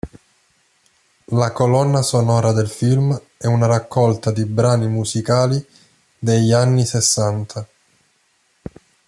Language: Italian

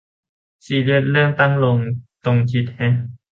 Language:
Thai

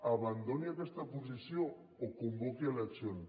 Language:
Catalan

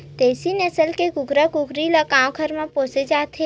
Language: Chhattisgarhi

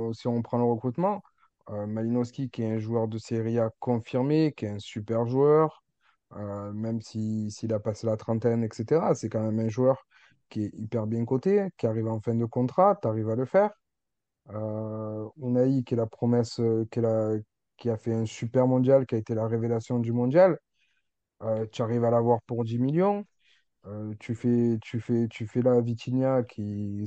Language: French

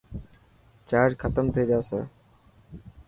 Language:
Dhatki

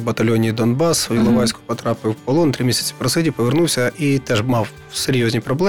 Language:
Ukrainian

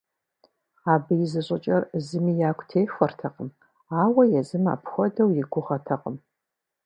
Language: Kabardian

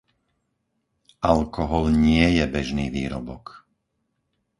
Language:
Slovak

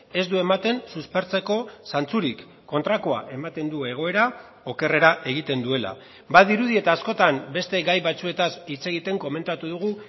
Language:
Basque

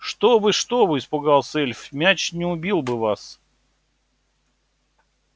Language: Russian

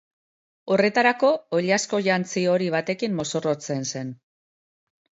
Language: Basque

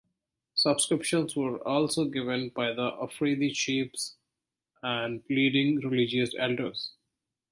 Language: English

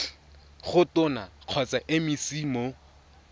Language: Tswana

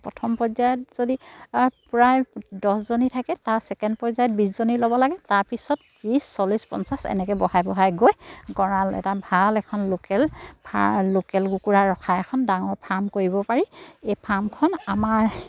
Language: Assamese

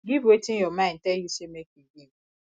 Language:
Nigerian Pidgin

